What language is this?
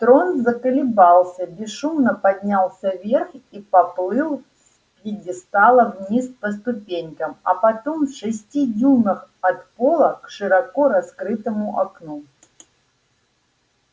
Russian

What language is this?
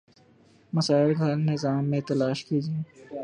Urdu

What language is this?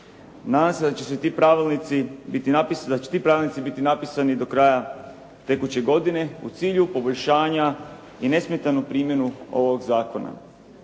Croatian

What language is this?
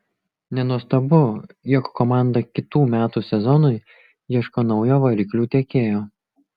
Lithuanian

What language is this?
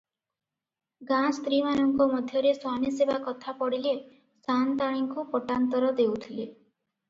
Odia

